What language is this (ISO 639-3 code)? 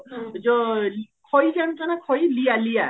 ori